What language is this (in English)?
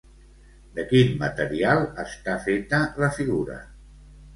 Catalan